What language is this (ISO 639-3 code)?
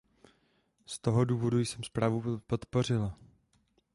ces